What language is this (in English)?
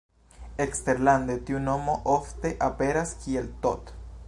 Esperanto